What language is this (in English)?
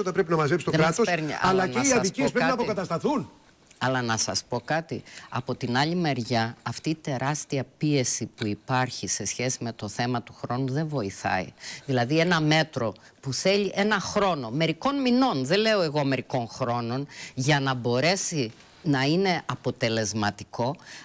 Greek